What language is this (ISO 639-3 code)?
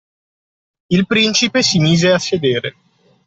ita